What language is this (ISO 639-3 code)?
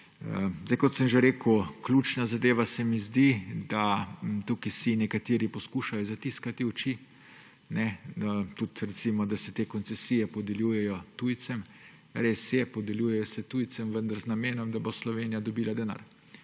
slv